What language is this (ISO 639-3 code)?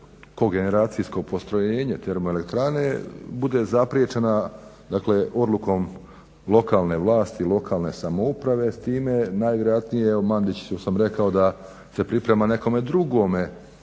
hrv